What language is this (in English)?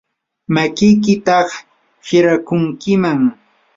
Yanahuanca Pasco Quechua